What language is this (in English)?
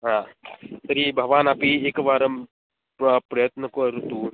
Sanskrit